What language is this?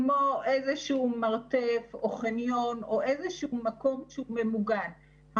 Hebrew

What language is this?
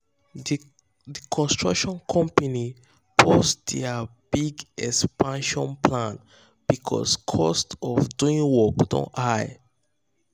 Nigerian Pidgin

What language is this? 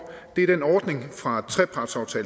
Danish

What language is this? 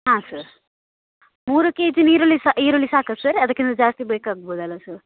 Kannada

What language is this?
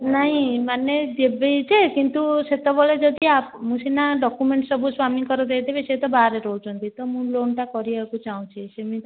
Odia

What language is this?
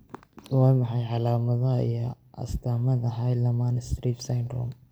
Somali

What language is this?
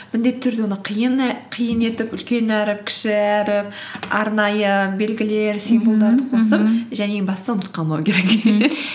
Kazakh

